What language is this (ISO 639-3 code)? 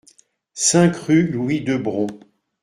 fra